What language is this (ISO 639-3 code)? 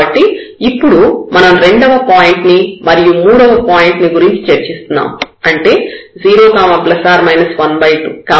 tel